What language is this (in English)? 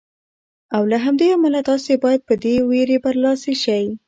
Pashto